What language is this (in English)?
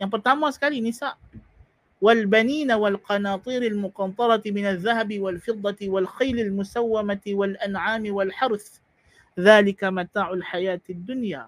Malay